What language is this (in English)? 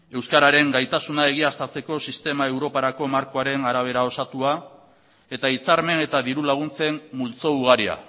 Basque